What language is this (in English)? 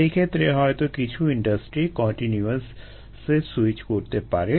Bangla